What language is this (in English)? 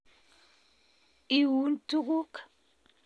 Kalenjin